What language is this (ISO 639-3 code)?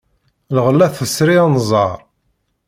kab